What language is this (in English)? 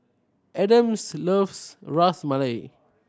English